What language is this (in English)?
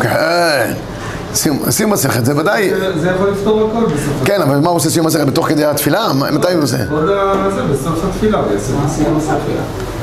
Hebrew